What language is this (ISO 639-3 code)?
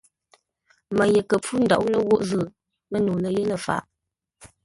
nla